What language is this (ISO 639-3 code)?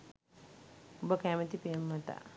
sin